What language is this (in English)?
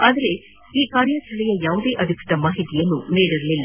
Kannada